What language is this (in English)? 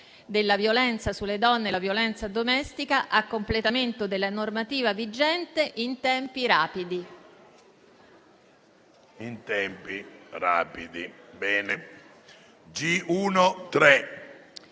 Italian